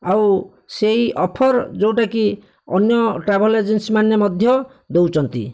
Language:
Odia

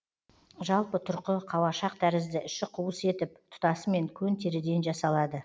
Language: Kazakh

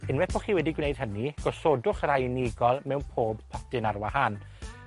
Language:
Welsh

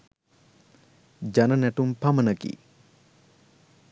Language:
Sinhala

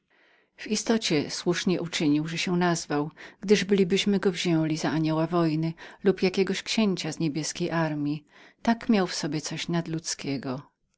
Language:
Polish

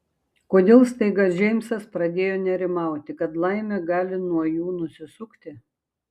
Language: Lithuanian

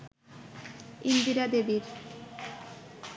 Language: Bangla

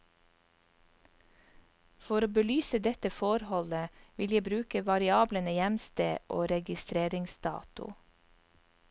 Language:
Norwegian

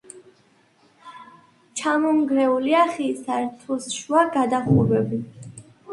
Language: Georgian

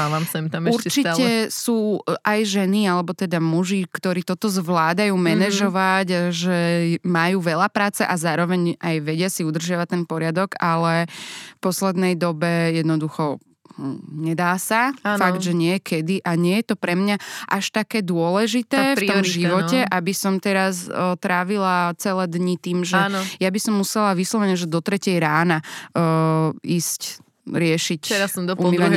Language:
Slovak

